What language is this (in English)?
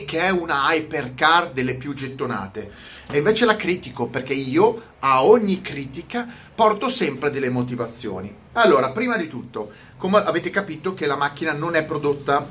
Italian